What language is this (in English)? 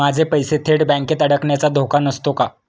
Marathi